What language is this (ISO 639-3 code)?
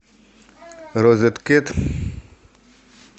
rus